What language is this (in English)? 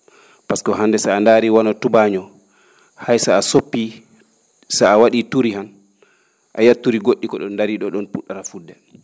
Fula